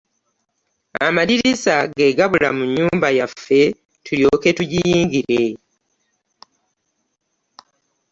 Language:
Ganda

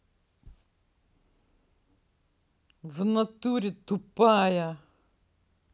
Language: Russian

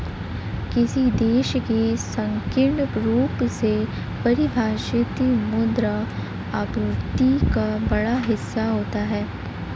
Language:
Hindi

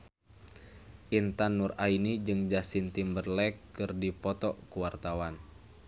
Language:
Sundanese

